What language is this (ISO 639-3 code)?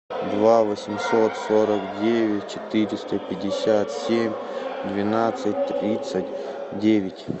rus